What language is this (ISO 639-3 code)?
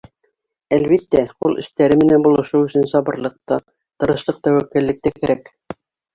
bak